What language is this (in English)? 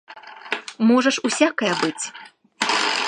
Belarusian